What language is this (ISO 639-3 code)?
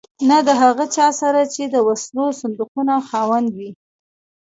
pus